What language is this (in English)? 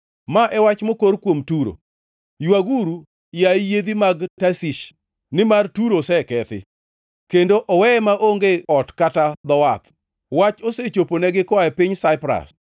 Luo (Kenya and Tanzania)